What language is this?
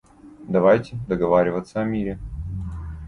Russian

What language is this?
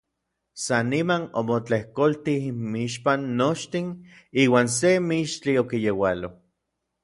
Orizaba Nahuatl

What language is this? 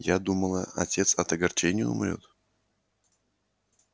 Russian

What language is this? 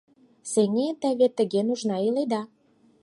Mari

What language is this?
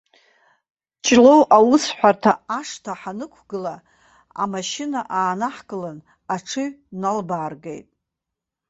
Abkhazian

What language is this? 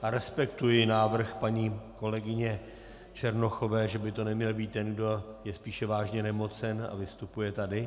Czech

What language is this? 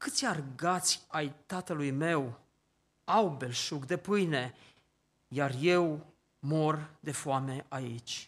Romanian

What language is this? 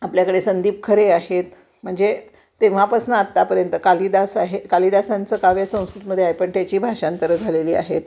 Marathi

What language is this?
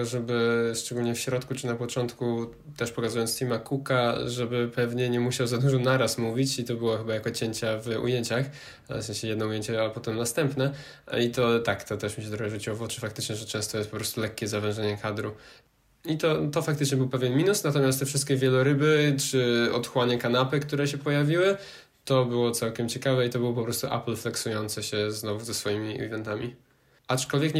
Polish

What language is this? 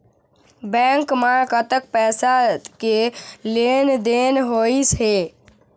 Chhattisgarhi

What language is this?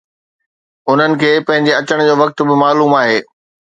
Sindhi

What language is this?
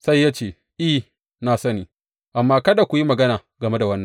Hausa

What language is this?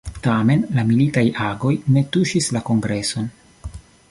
Esperanto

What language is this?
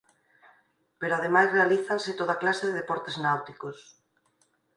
Galician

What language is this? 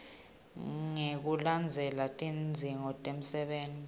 Swati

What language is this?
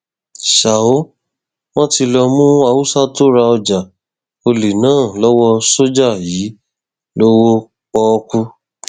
Yoruba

